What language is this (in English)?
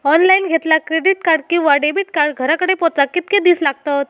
Marathi